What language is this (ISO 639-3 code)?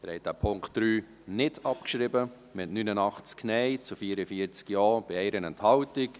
gsw